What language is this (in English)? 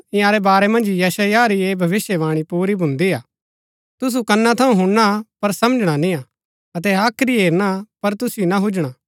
Gaddi